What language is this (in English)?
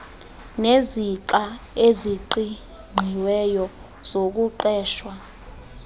Xhosa